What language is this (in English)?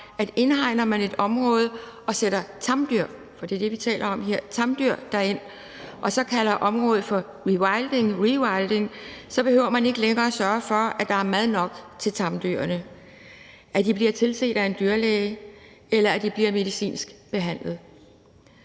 Danish